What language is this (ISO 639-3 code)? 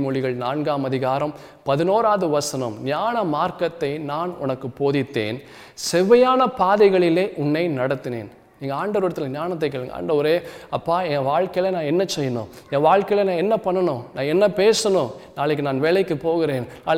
tam